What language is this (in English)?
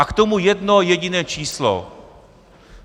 Czech